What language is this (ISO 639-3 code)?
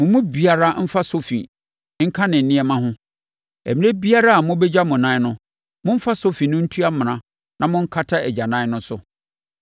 aka